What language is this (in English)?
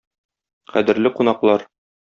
Tatar